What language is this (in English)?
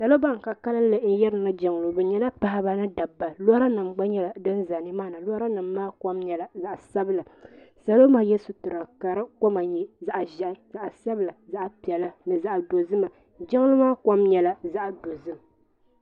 Dagbani